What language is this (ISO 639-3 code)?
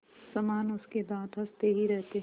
hin